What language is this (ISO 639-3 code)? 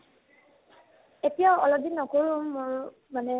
asm